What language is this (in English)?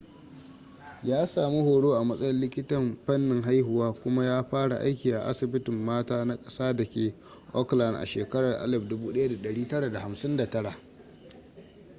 Hausa